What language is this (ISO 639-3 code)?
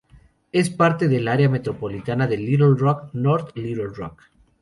spa